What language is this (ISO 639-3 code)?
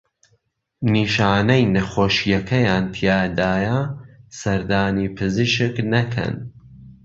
ckb